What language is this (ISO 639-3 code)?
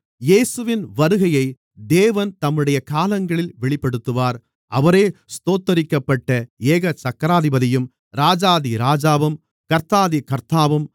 tam